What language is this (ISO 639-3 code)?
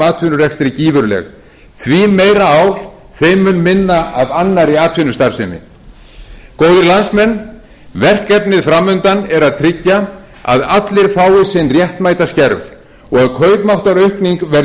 isl